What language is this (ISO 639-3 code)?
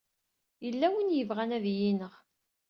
kab